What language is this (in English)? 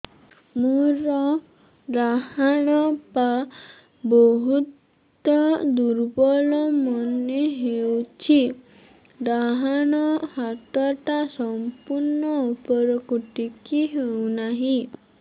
Odia